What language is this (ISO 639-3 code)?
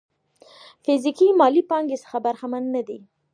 pus